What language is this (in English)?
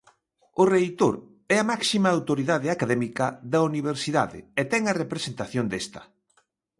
Galician